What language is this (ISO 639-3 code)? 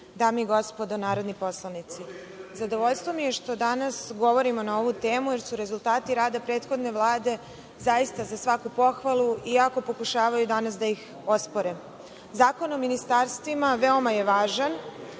srp